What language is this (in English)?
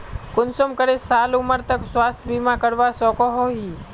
Magahi